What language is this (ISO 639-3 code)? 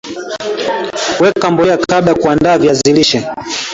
swa